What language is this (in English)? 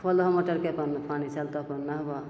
Maithili